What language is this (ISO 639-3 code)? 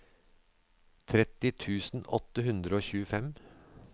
nor